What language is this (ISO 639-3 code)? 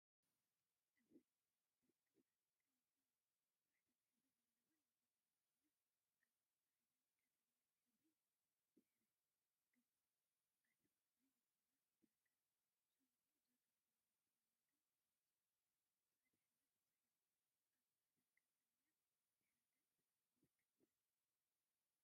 tir